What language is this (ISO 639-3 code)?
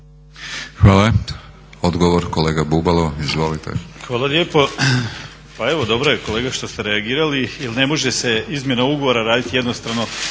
hrv